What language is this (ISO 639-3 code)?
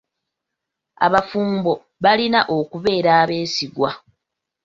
lug